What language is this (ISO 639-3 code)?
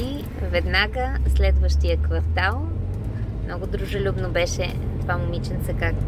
bul